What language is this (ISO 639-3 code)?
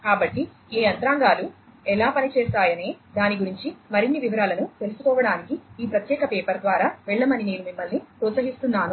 tel